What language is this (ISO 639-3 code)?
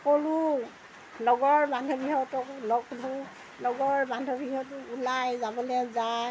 asm